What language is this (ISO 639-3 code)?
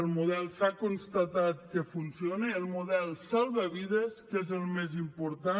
cat